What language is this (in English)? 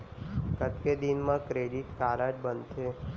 Chhattisgarhi